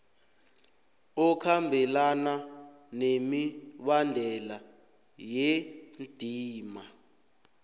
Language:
South Ndebele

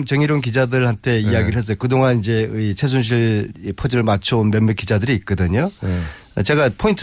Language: Korean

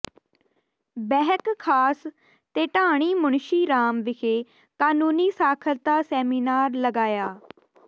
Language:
Punjabi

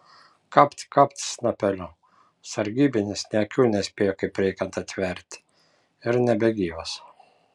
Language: Lithuanian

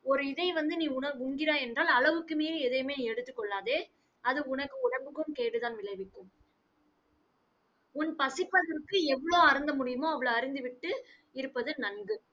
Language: Tamil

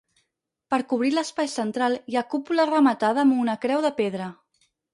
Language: Catalan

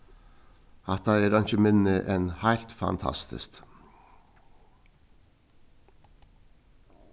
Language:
Faroese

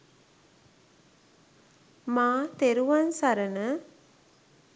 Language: Sinhala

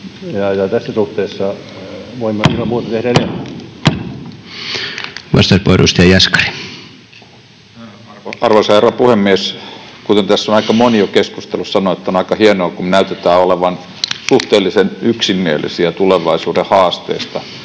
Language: Finnish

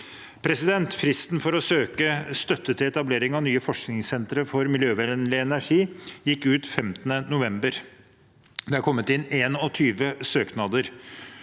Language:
Norwegian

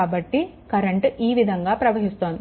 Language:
Telugu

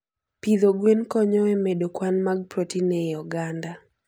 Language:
Luo (Kenya and Tanzania)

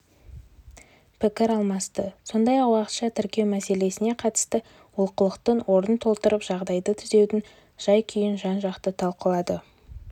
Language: Kazakh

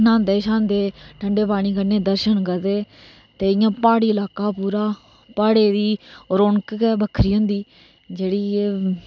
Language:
Dogri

